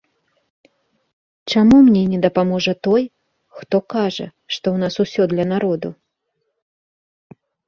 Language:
Belarusian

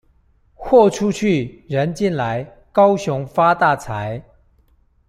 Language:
Chinese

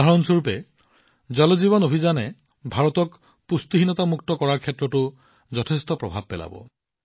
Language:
Assamese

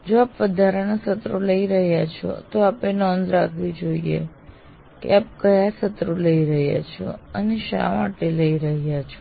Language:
Gujarati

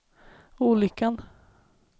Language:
Swedish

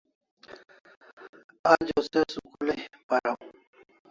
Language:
Kalasha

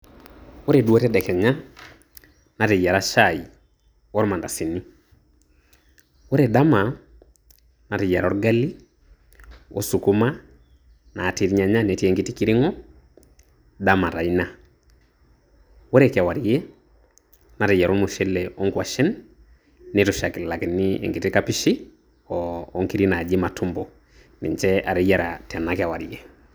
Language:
Masai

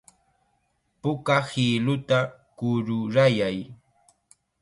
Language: Chiquián Ancash Quechua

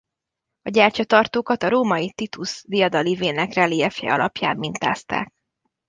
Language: Hungarian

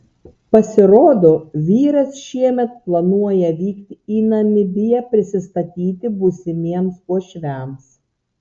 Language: Lithuanian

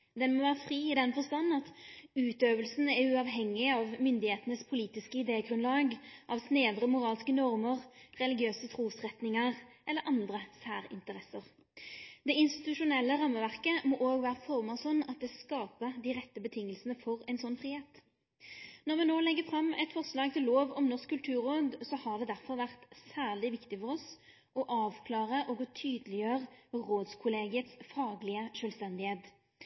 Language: Norwegian Nynorsk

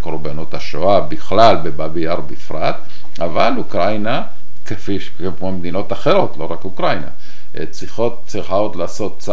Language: Hebrew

